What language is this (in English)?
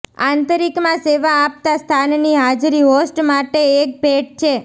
Gujarati